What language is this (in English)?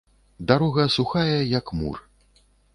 Belarusian